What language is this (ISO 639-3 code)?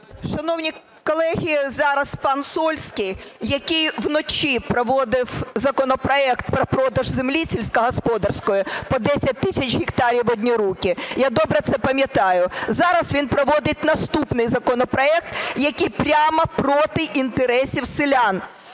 ukr